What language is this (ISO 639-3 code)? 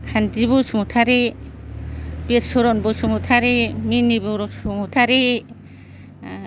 brx